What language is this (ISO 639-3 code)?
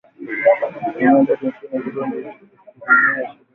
swa